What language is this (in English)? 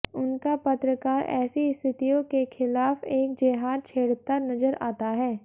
Hindi